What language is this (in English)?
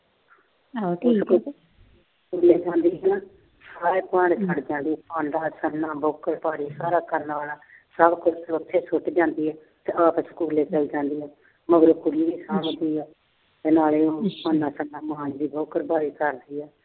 Punjabi